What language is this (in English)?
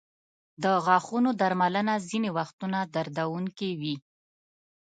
Pashto